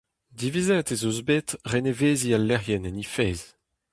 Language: Breton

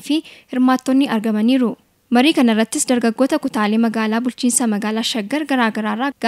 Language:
Indonesian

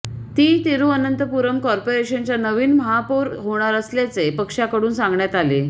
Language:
Marathi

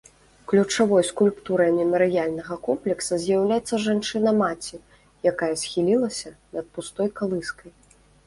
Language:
Belarusian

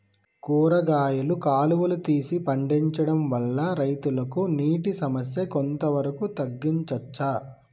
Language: Telugu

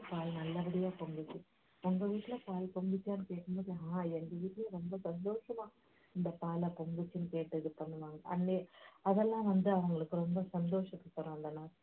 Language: Tamil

